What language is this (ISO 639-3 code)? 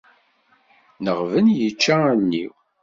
kab